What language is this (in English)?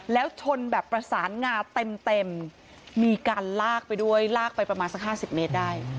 Thai